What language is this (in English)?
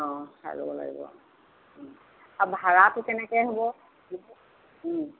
Assamese